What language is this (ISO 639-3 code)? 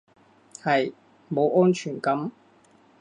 yue